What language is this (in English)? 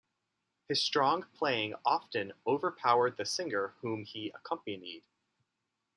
English